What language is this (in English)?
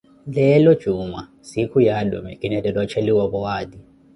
Koti